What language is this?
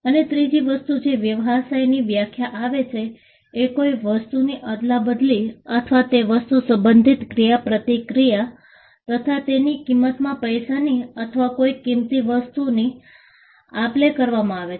Gujarati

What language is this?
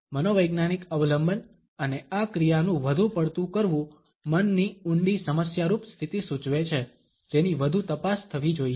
Gujarati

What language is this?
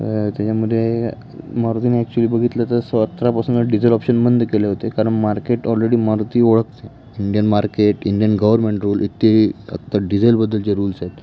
Marathi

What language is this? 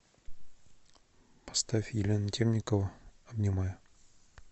Russian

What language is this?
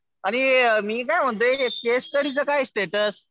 Marathi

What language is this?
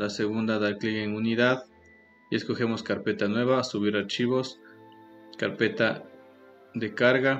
Spanish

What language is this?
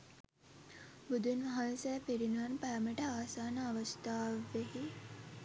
Sinhala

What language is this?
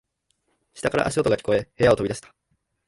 Japanese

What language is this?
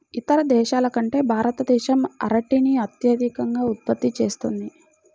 Telugu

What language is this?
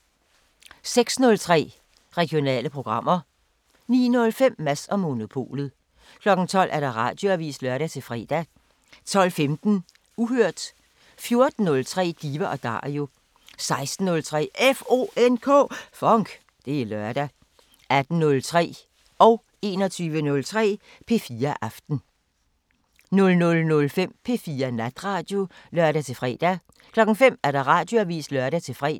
Danish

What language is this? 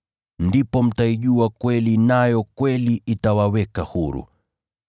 Swahili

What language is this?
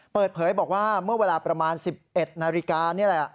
Thai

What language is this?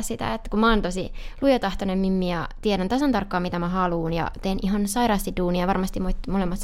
Finnish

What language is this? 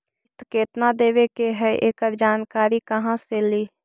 Magahi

